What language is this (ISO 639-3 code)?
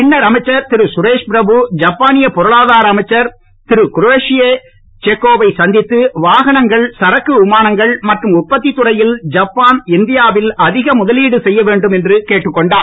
tam